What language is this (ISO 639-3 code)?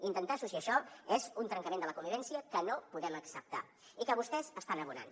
cat